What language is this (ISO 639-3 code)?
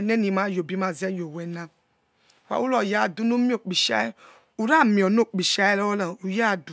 ets